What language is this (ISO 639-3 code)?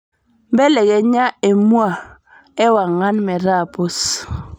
mas